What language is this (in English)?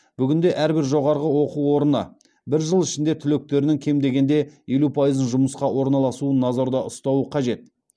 Kazakh